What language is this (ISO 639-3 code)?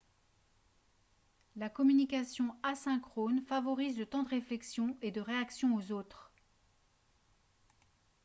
fra